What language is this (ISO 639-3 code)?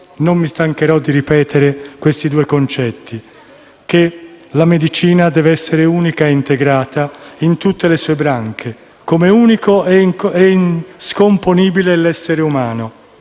ita